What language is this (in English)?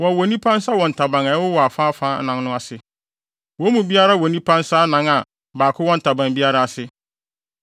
Akan